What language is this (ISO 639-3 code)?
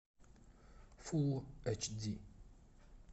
rus